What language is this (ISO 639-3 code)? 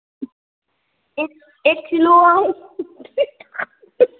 brx